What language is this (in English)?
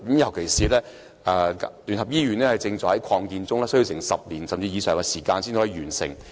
Cantonese